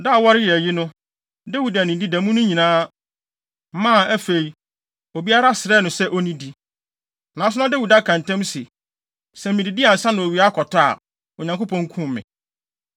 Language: Akan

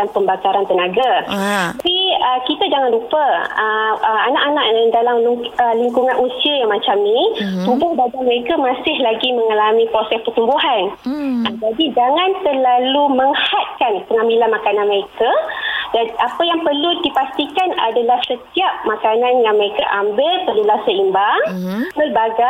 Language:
Malay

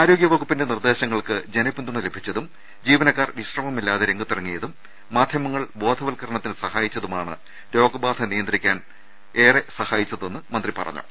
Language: Malayalam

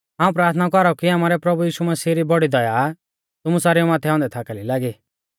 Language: Mahasu Pahari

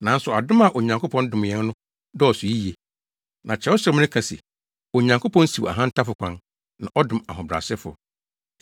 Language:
Akan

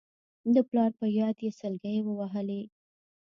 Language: Pashto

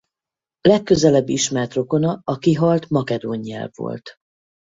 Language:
Hungarian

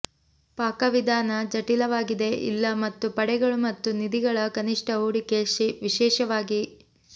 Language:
Kannada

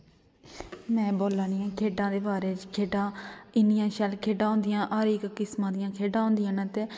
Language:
Dogri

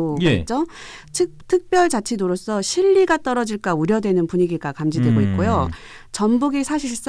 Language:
Korean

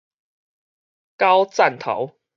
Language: Min Nan Chinese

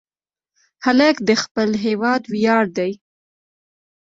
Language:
Pashto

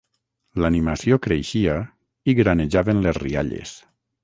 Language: Catalan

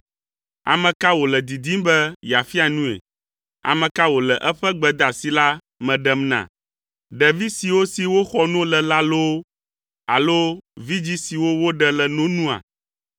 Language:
Ewe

